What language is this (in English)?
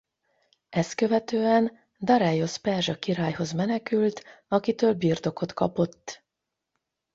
Hungarian